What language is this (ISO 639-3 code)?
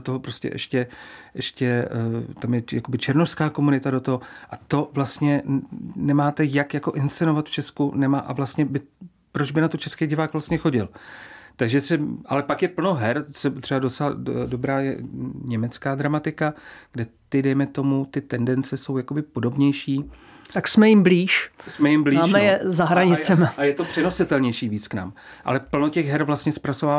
ces